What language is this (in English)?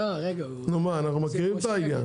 Hebrew